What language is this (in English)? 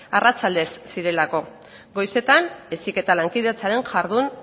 Basque